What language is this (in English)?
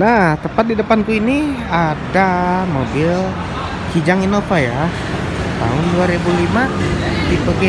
Indonesian